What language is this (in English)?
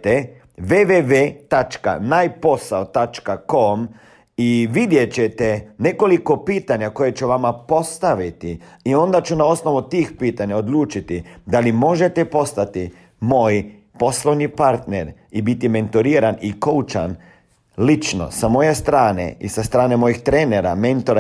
Croatian